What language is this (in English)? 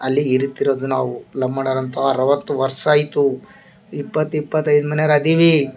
Kannada